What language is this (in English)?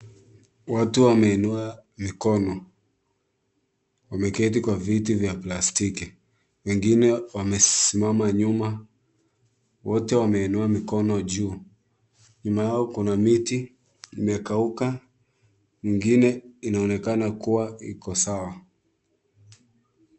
Swahili